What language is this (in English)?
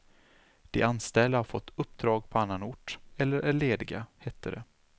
Swedish